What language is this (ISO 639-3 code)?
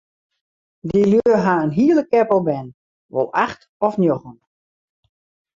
fry